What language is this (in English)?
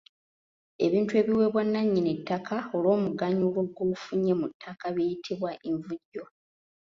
Ganda